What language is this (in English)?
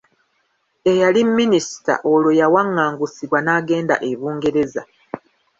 Ganda